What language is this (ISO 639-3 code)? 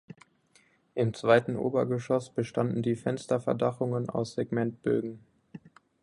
deu